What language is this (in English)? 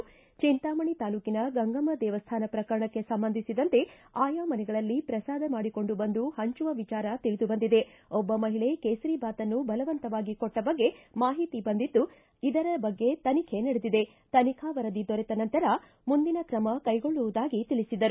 Kannada